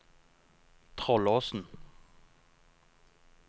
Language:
Norwegian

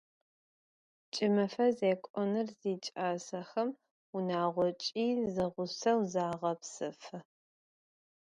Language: Adyghe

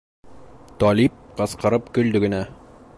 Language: Bashkir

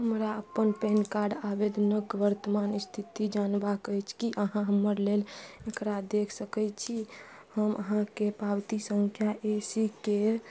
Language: Maithili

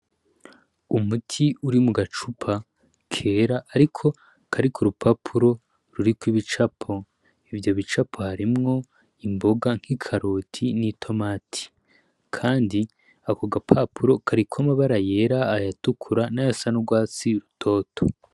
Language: Rundi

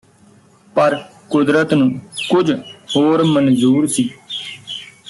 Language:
Punjabi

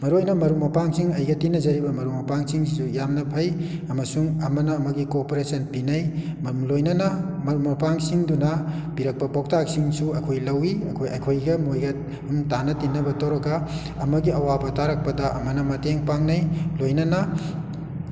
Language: Manipuri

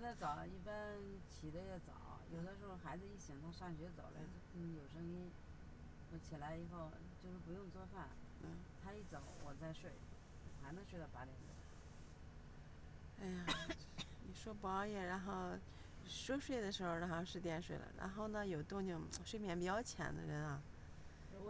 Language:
Chinese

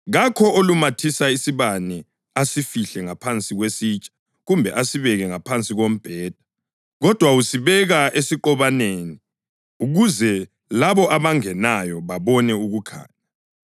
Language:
North Ndebele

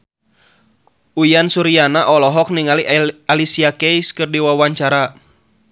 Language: Sundanese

